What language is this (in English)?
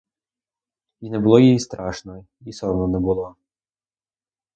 Ukrainian